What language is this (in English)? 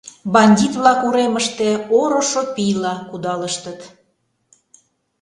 Mari